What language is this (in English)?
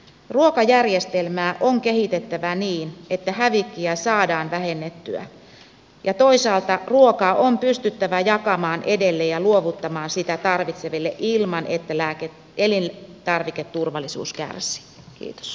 Finnish